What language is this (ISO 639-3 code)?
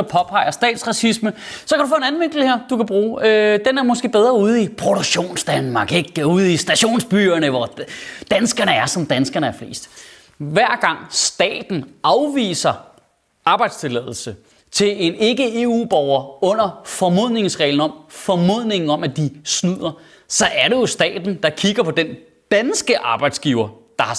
dan